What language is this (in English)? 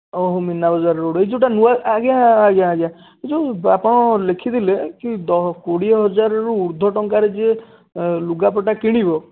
Odia